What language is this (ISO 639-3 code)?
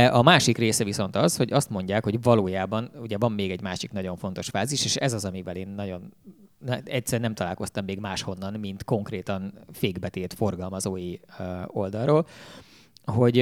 hun